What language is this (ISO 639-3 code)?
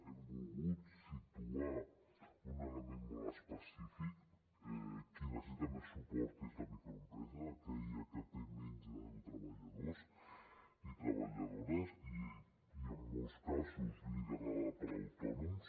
cat